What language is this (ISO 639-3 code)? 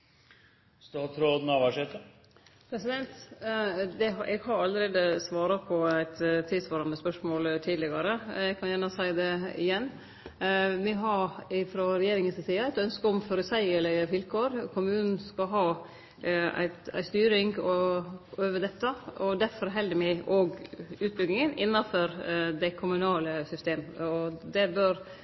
nno